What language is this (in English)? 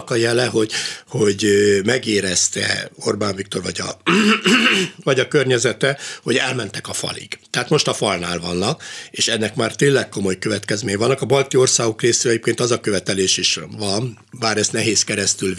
Hungarian